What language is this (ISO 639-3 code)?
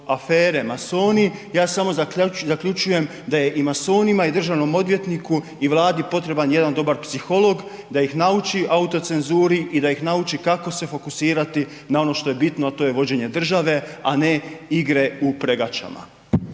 hrv